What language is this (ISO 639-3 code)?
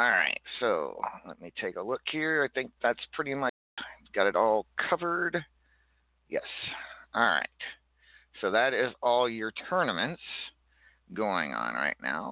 eng